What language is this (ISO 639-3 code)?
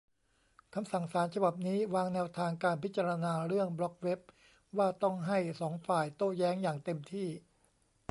tha